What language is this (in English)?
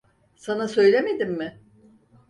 Turkish